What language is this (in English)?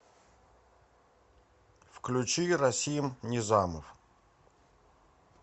Russian